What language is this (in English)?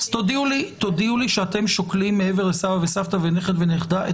Hebrew